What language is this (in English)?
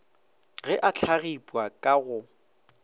Northern Sotho